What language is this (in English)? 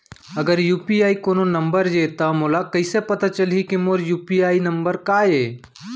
Chhattisgarhi